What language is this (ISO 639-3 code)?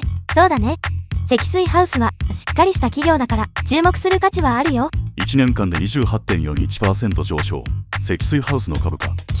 jpn